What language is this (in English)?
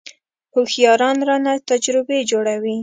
Pashto